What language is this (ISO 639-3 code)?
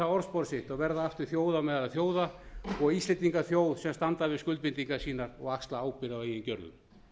isl